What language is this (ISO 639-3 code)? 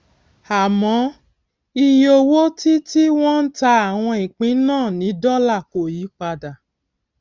yor